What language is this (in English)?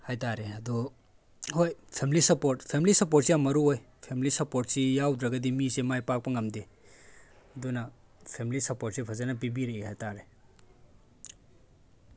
Manipuri